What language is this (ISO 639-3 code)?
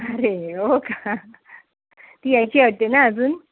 mar